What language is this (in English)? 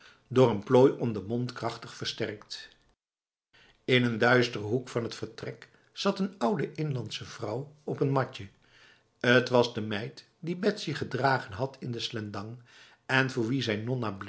Dutch